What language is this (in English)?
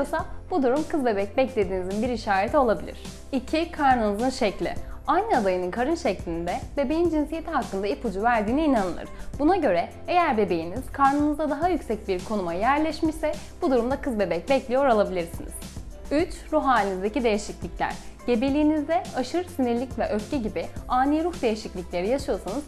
Turkish